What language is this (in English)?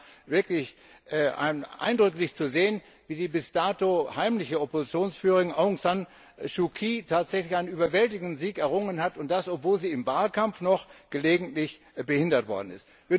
German